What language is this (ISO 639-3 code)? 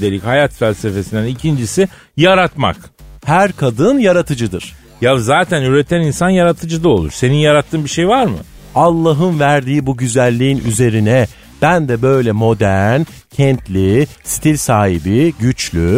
tur